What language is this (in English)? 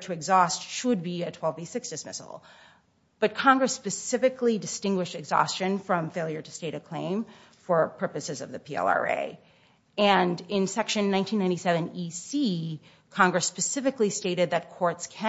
English